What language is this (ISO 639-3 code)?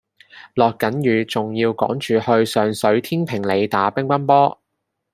yue